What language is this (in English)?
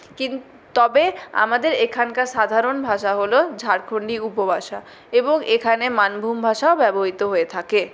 Bangla